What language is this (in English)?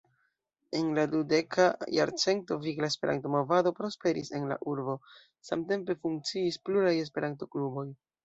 Esperanto